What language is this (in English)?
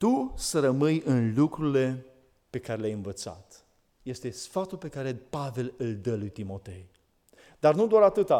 Romanian